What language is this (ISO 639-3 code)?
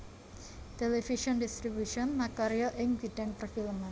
jav